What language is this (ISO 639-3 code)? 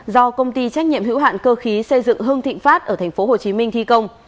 vie